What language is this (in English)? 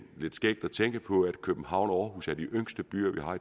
Danish